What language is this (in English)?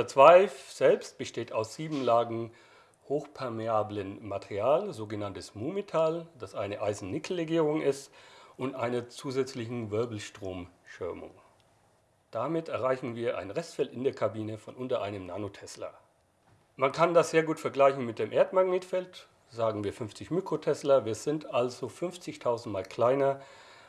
German